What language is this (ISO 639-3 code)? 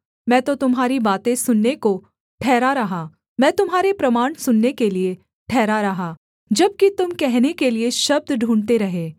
hin